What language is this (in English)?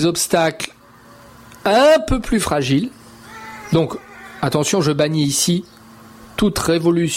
French